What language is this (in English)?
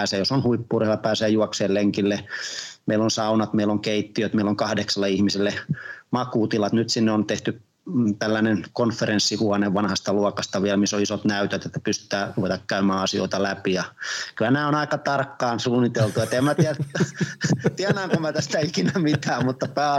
Finnish